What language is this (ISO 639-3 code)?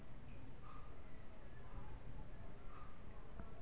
hne